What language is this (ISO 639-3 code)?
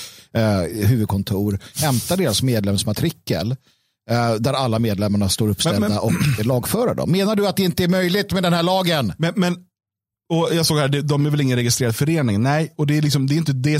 swe